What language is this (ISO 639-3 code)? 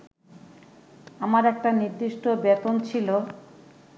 ben